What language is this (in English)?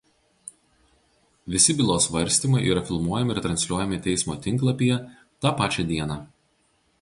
Lithuanian